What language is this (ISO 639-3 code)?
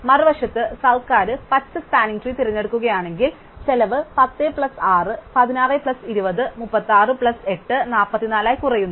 mal